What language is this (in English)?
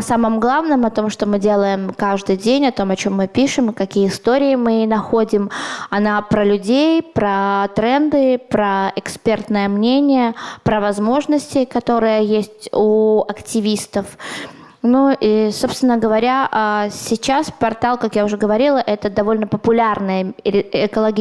Russian